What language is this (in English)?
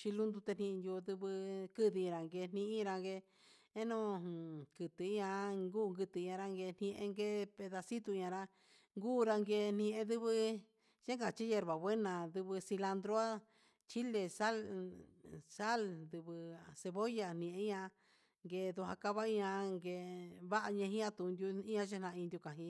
Huitepec Mixtec